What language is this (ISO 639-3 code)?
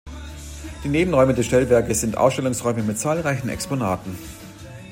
deu